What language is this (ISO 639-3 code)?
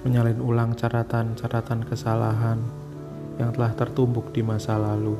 ind